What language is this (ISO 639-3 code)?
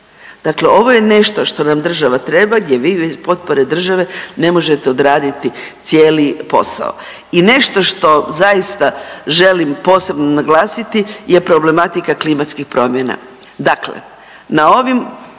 hrv